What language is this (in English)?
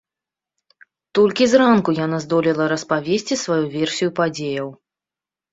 Belarusian